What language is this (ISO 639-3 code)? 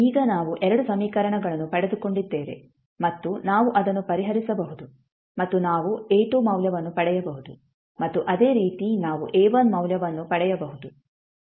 kan